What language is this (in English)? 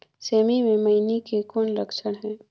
Chhattisgarhi